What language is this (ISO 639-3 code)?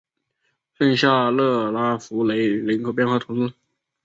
zho